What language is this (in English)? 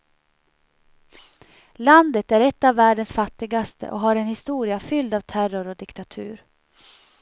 Swedish